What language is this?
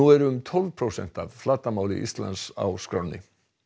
Icelandic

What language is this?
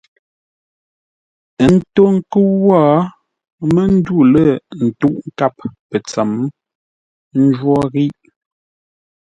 Ngombale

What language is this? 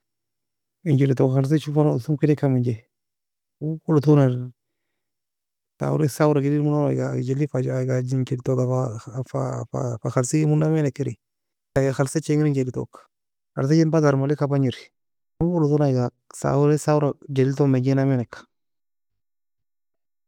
Nobiin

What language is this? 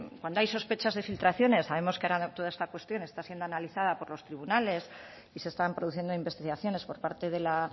Spanish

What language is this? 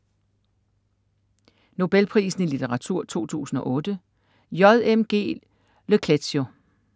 Danish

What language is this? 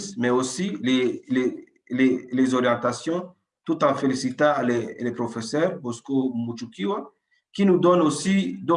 French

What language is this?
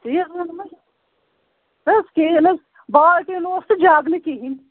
Kashmiri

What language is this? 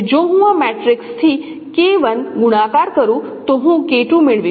Gujarati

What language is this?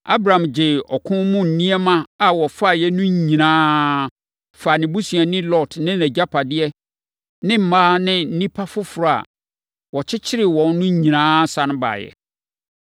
Akan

